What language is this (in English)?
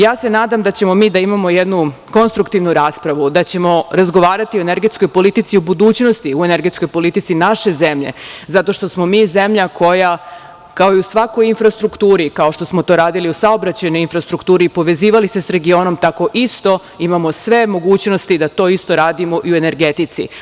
Serbian